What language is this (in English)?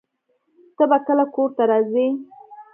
Pashto